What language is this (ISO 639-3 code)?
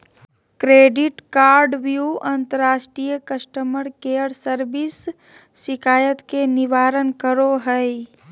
mag